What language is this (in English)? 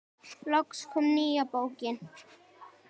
Icelandic